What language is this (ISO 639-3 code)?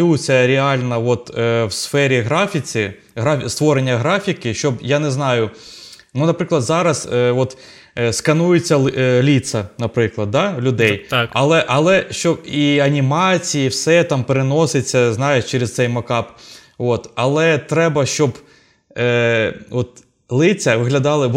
ukr